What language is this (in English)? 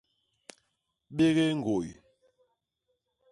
Basaa